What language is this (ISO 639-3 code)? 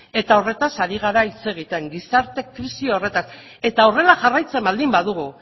eus